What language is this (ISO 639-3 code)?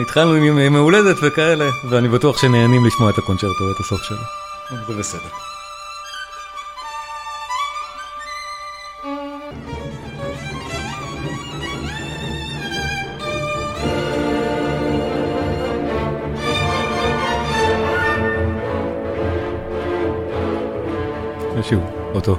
heb